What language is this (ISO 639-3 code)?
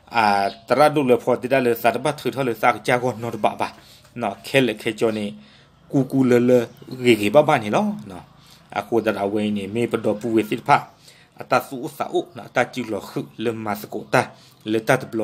tha